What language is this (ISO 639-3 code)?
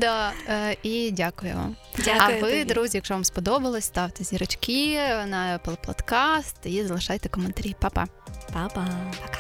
ukr